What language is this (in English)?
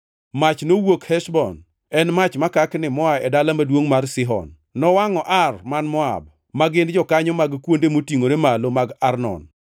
Luo (Kenya and Tanzania)